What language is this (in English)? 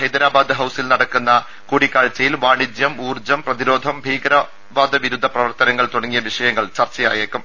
Malayalam